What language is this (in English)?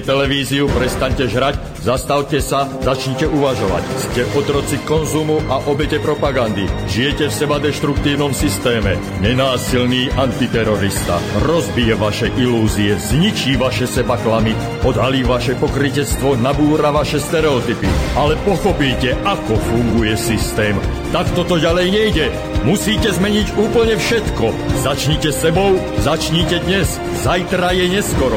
Slovak